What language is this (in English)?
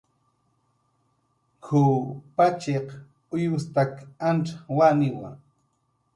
Jaqaru